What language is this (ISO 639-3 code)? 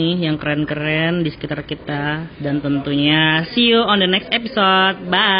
ind